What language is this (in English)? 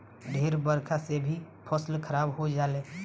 Bhojpuri